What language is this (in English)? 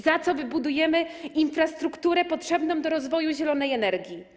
Polish